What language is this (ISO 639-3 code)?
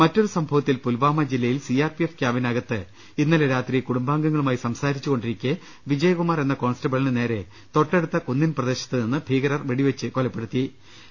mal